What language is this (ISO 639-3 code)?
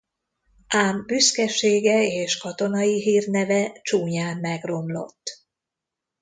hun